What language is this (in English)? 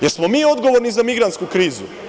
Serbian